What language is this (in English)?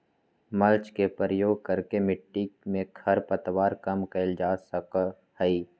Magahi